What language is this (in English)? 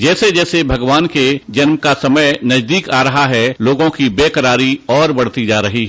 Hindi